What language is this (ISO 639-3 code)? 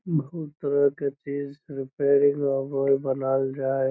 mag